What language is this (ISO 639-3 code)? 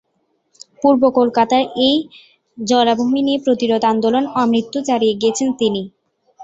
ben